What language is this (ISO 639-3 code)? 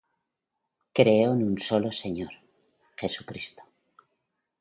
spa